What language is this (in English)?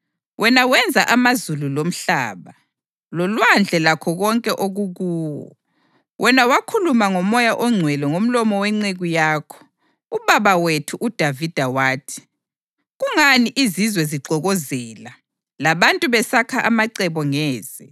North Ndebele